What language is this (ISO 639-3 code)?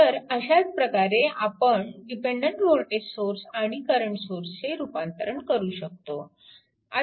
mar